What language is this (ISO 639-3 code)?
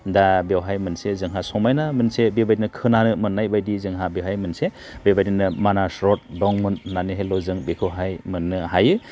brx